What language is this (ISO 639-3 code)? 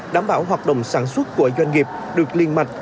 vie